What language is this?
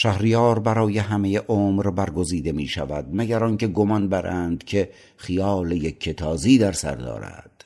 Persian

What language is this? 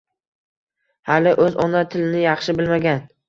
Uzbek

